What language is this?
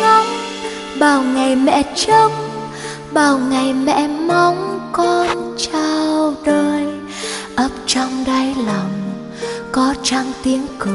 Vietnamese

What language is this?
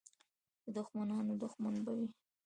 Pashto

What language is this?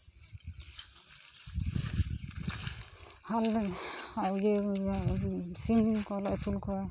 Santali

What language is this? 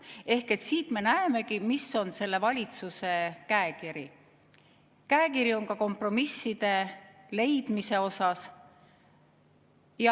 Estonian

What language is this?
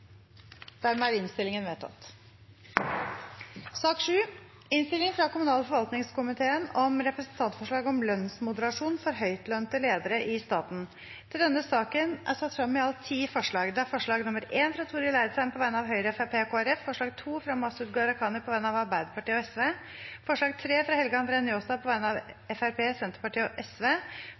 Norwegian Bokmål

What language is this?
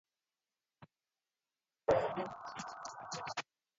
Swahili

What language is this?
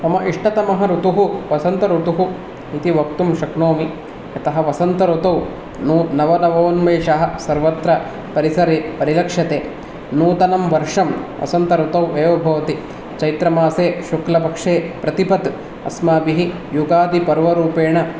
Sanskrit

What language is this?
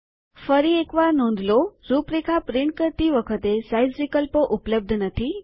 Gujarati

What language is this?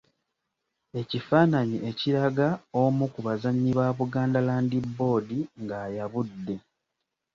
Ganda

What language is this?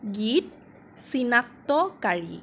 Assamese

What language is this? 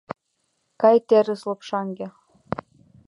Mari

